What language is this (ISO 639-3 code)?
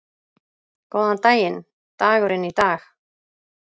isl